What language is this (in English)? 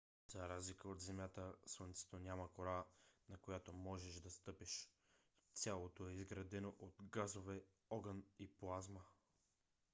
Bulgarian